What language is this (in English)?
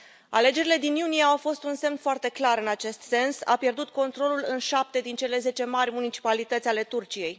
Romanian